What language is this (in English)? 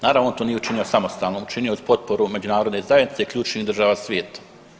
Croatian